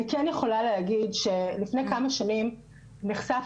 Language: Hebrew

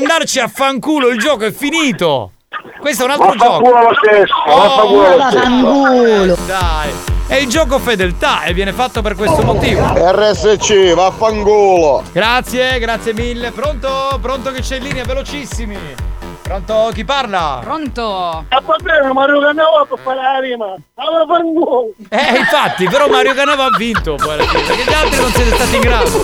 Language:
Italian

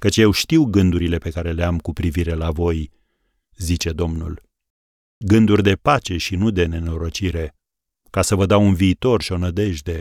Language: Romanian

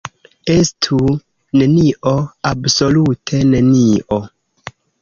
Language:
Esperanto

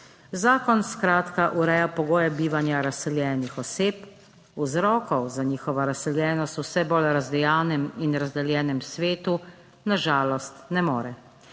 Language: Slovenian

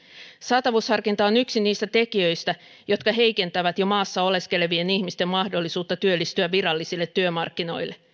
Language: Finnish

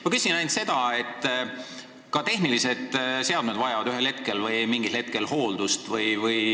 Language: Estonian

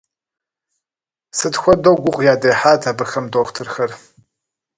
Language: Kabardian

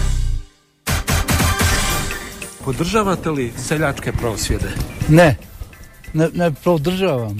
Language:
Croatian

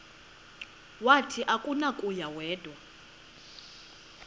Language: Xhosa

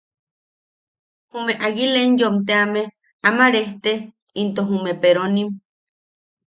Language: Yaqui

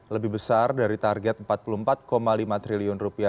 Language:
Indonesian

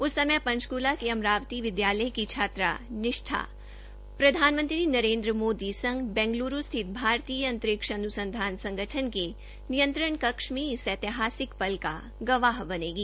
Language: Hindi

